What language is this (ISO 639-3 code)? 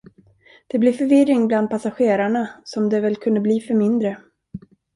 swe